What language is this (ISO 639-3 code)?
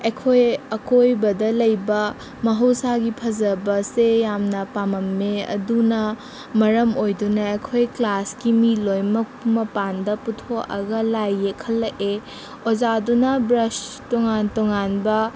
mni